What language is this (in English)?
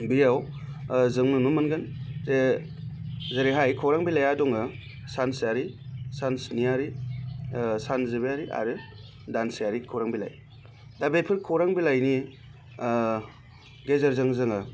Bodo